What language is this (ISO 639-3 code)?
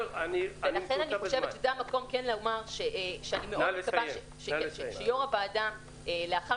heb